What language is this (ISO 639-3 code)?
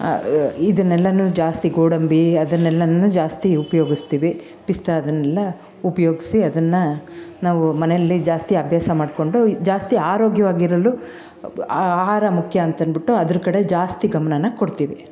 kan